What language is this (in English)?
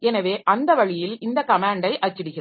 Tamil